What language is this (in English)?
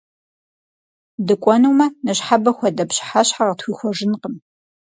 Kabardian